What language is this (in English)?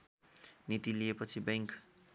Nepali